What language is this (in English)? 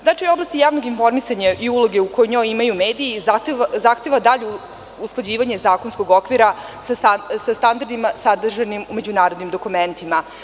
Serbian